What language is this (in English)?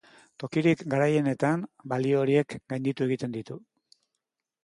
Basque